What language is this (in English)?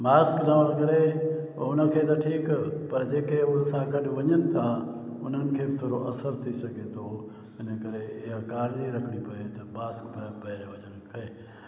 Sindhi